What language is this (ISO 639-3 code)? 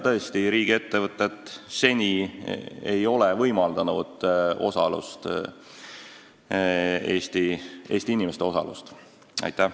est